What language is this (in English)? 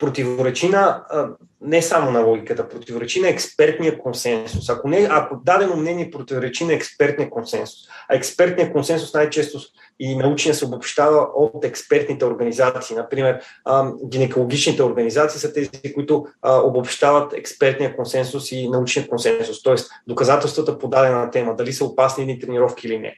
Bulgarian